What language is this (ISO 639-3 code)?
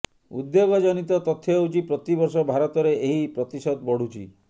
ori